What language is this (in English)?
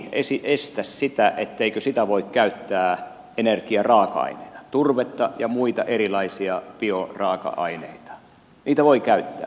Finnish